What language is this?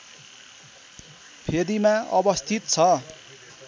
Nepali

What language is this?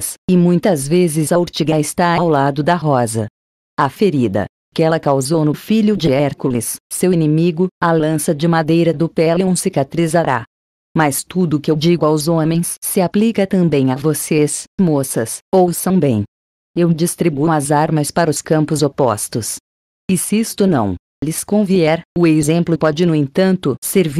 Portuguese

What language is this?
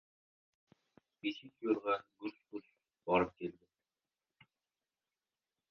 Uzbek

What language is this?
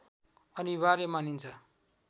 Nepali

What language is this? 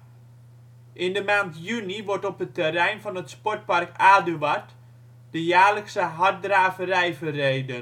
Dutch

